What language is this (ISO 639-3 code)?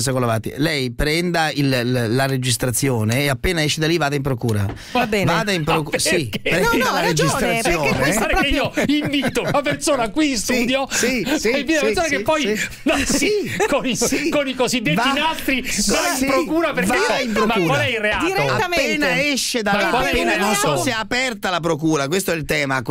ita